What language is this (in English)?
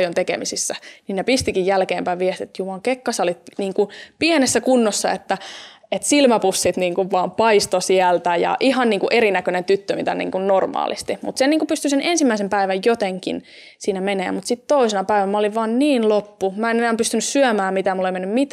Finnish